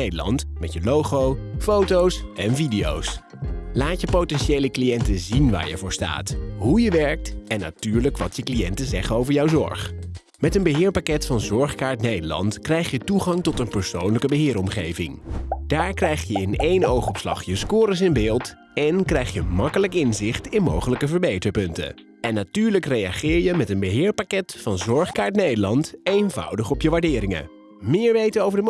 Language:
Dutch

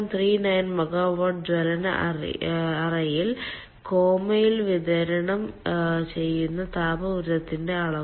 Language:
Malayalam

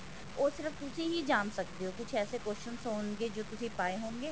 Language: Punjabi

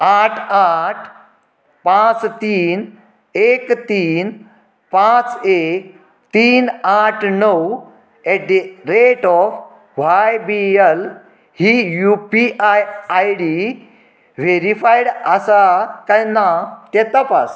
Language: Konkani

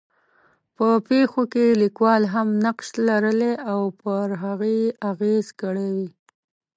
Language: Pashto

